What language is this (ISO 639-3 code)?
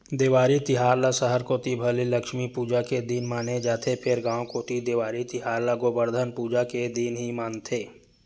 hne